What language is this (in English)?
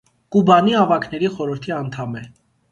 Armenian